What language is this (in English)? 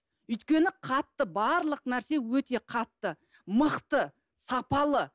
Kazakh